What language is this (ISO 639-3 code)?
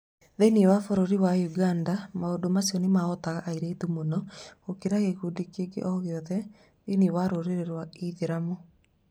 kik